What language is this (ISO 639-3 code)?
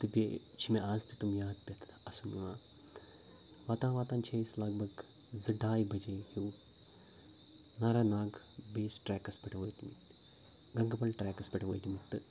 kas